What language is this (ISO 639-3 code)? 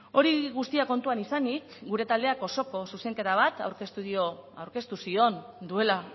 eus